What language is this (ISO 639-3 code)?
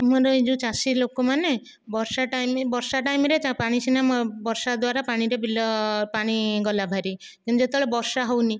ori